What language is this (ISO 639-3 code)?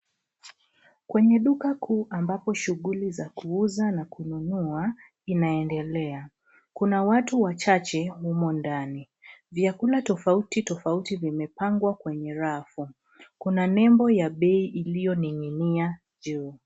swa